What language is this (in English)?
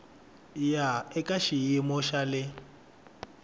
Tsonga